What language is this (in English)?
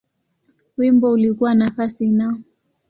Swahili